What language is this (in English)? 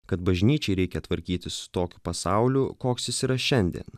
Lithuanian